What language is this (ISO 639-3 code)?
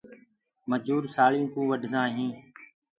ggg